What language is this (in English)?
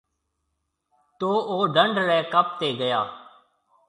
Marwari (Pakistan)